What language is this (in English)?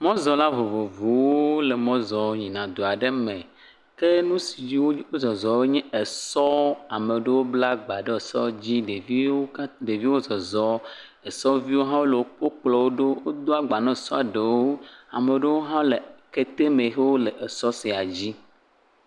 Ewe